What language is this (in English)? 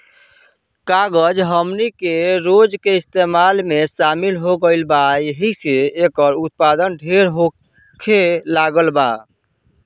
Bhojpuri